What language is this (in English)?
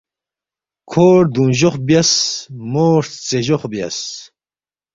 Balti